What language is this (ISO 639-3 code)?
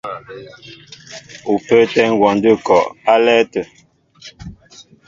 mbo